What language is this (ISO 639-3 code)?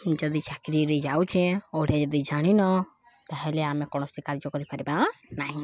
ori